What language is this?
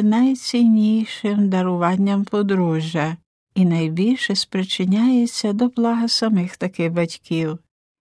Ukrainian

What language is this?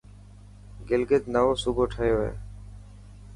Dhatki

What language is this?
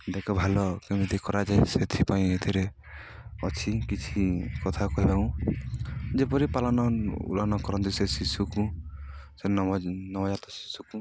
Odia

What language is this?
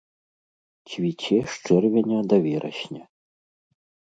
Belarusian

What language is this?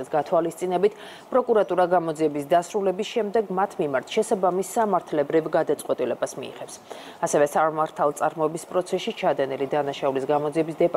Romanian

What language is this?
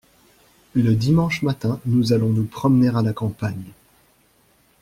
French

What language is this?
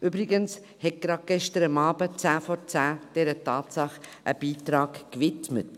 Swiss German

